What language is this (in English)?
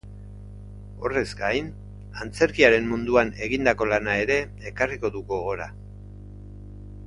Basque